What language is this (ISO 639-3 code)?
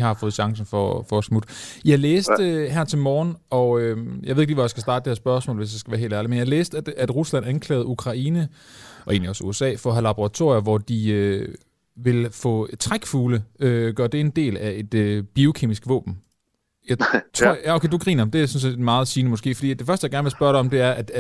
dan